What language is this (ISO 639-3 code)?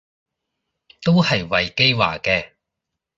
yue